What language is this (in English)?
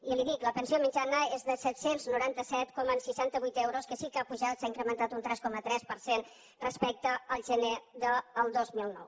Catalan